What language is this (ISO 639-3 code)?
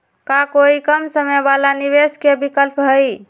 mag